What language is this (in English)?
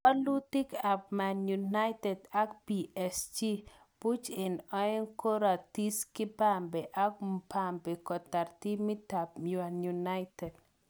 Kalenjin